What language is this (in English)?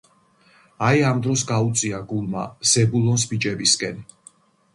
Georgian